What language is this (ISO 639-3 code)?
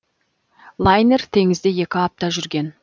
kaz